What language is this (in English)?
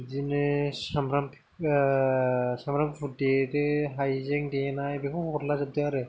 Bodo